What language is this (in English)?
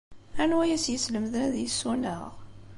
Kabyle